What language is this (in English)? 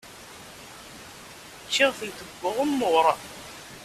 Kabyle